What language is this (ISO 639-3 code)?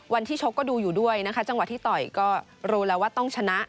tha